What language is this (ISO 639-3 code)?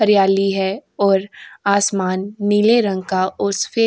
hin